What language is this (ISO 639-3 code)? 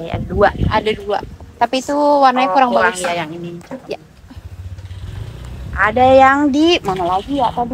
ind